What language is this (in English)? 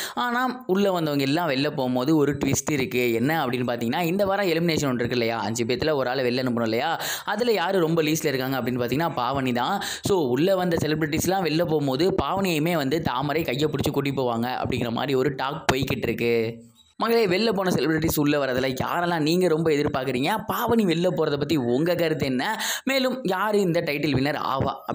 Indonesian